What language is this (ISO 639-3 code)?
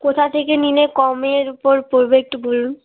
ben